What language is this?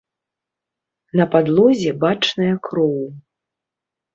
Belarusian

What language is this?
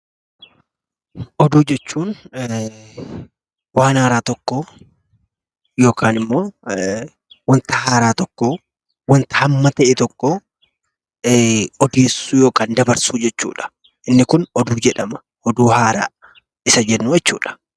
Oromo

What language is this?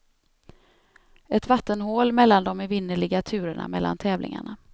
Swedish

